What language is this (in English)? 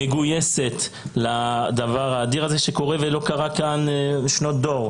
Hebrew